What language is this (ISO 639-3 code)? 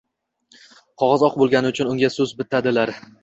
uzb